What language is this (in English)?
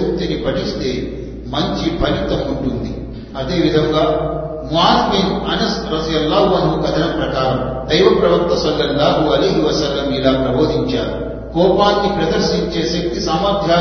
Telugu